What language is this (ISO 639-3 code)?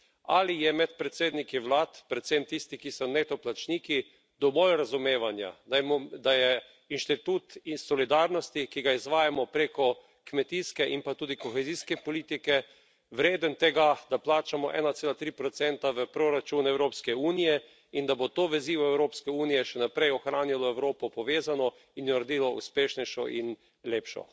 slv